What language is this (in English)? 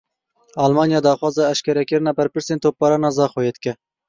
Kurdish